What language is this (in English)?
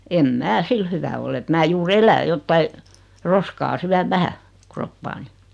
Finnish